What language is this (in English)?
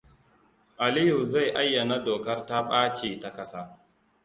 Hausa